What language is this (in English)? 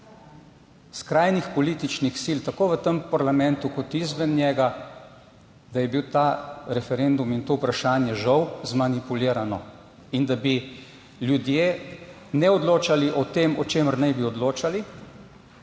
Slovenian